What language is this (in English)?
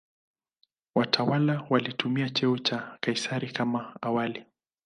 Swahili